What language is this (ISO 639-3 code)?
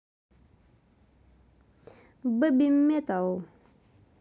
rus